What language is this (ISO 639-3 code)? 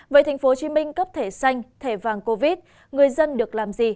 vie